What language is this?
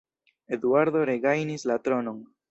Esperanto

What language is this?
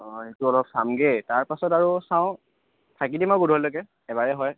Assamese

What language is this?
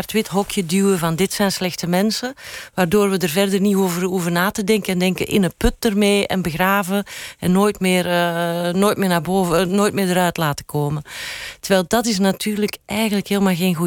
Dutch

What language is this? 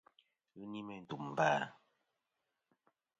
Kom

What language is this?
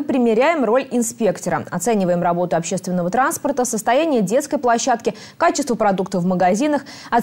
Russian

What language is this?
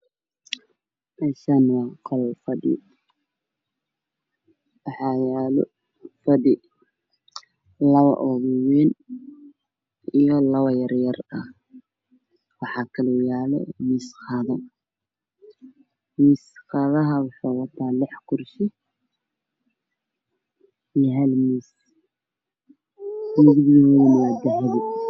Somali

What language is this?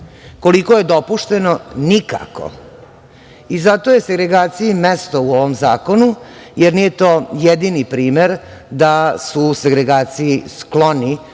Serbian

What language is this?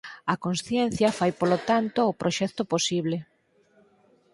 Galician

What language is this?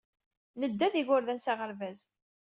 Kabyle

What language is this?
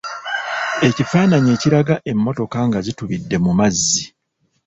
Ganda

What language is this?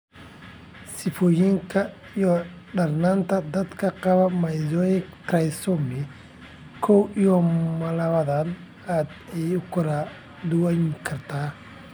Somali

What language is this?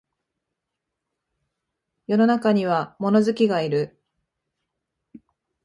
Japanese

